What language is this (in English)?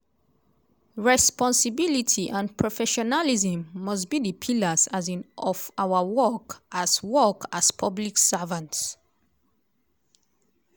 Nigerian Pidgin